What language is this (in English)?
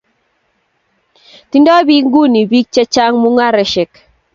Kalenjin